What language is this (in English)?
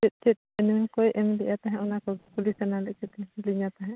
Santali